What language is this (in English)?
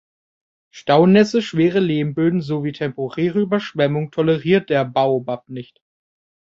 German